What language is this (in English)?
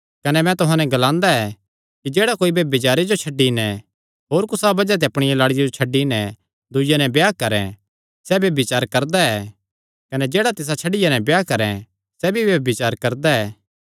Kangri